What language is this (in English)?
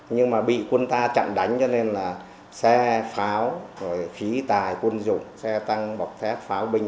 Vietnamese